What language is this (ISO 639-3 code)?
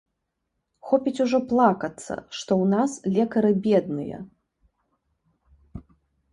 bel